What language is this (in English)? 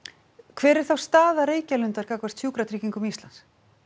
Icelandic